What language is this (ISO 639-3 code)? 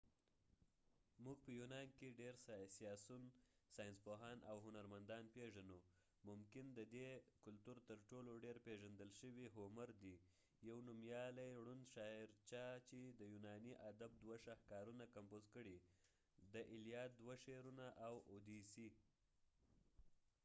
pus